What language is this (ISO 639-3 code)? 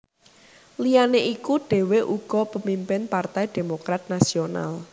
jav